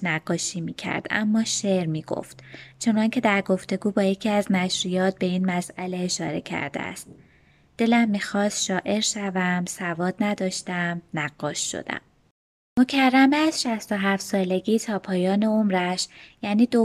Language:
Persian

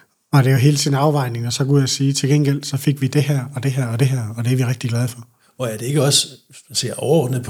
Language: Danish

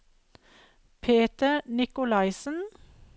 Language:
Norwegian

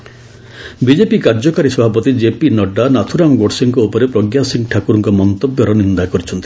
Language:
Odia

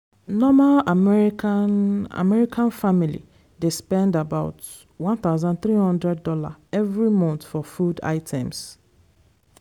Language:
Nigerian Pidgin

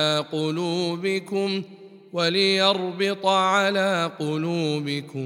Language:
Arabic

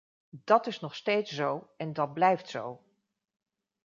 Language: Dutch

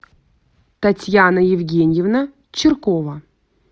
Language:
Russian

